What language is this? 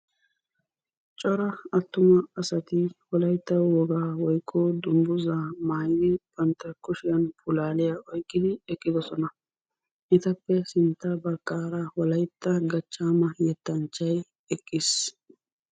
Wolaytta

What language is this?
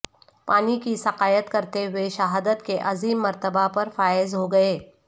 Urdu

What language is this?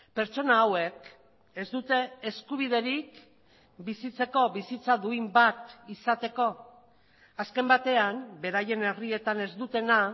Basque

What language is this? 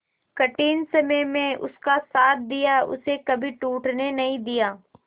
Hindi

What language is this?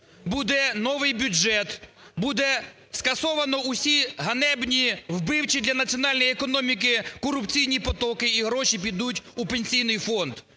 Ukrainian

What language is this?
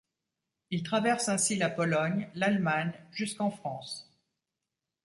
French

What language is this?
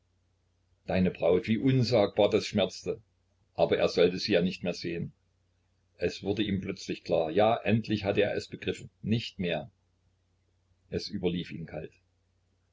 German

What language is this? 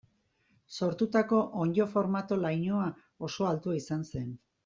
Basque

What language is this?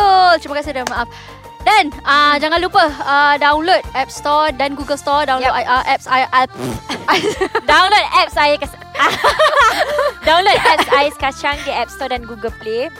Malay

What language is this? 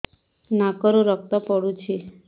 Odia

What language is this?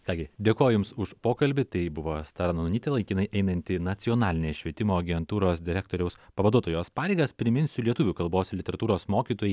Lithuanian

